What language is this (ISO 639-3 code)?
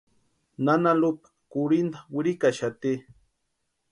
pua